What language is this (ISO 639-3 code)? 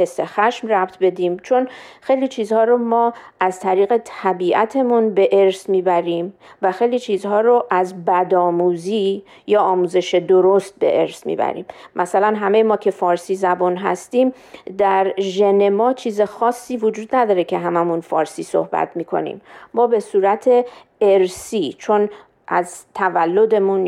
fas